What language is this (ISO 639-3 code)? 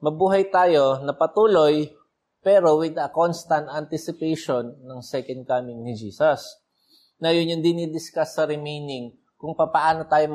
fil